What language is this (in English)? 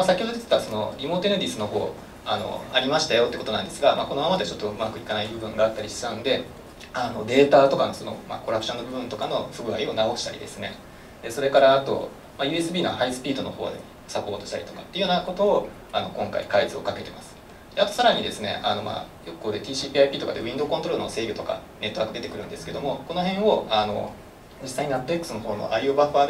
Japanese